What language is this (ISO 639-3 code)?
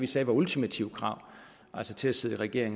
dan